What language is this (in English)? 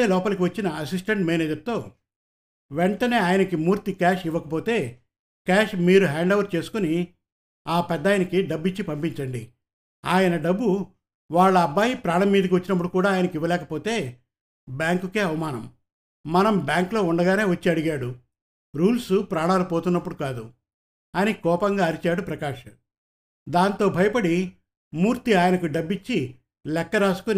Telugu